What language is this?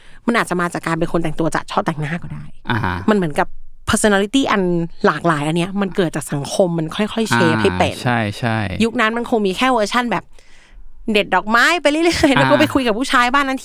Thai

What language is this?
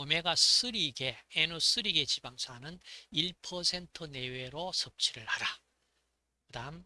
Korean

